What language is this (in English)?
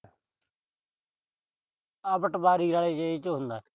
Punjabi